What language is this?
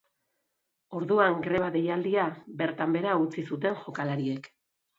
Basque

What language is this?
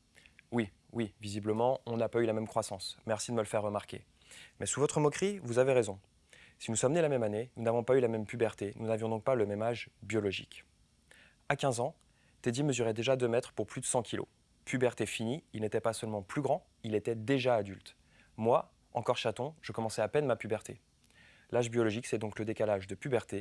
French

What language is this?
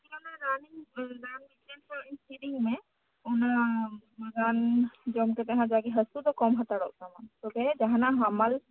Santali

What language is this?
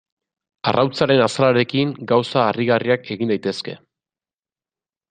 Basque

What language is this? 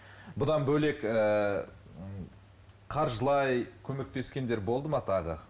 Kazakh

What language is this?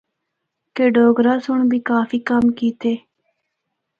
Northern Hindko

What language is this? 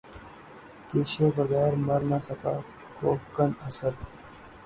Urdu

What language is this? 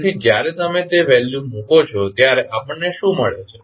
Gujarati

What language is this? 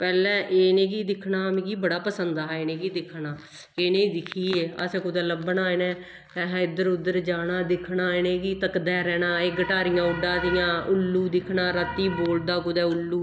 Dogri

